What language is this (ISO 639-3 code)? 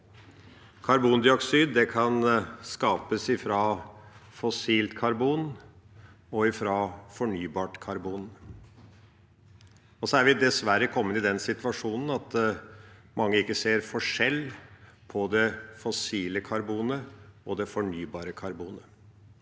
nor